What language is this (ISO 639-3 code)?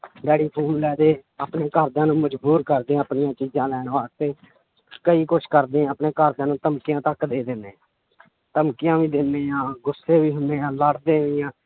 pan